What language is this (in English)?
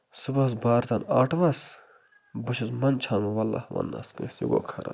Kashmiri